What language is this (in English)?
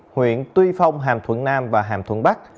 Vietnamese